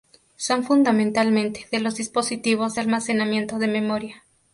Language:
Spanish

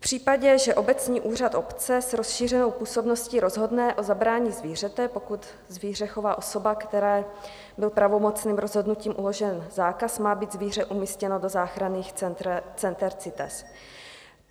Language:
Czech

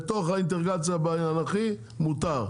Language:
Hebrew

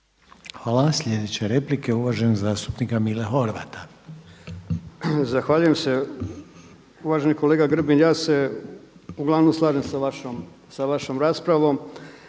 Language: Croatian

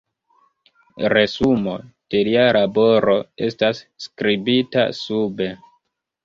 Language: Esperanto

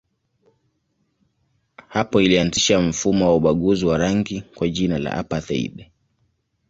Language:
Swahili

